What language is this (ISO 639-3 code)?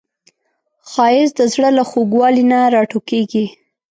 pus